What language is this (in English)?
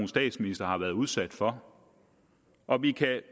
Danish